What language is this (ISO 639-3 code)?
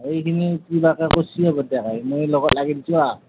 asm